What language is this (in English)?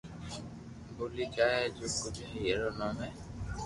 Loarki